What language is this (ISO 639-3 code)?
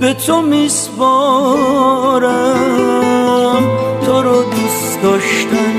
fas